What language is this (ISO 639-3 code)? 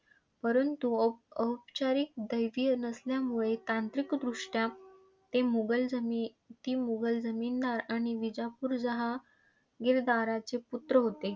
mar